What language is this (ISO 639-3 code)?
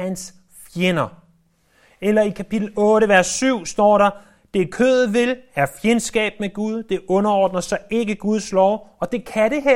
dan